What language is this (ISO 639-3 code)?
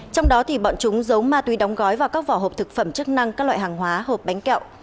vie